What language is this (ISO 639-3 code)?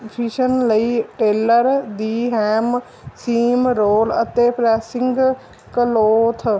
pan